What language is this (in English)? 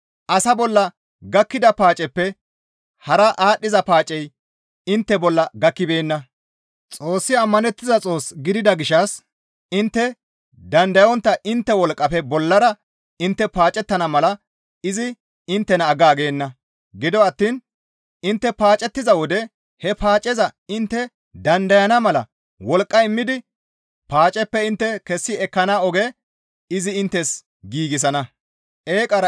Gamo